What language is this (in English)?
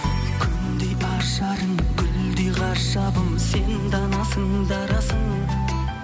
Kazakh